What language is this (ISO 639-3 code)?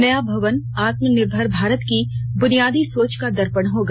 hin